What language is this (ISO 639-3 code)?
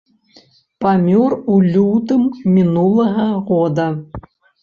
bel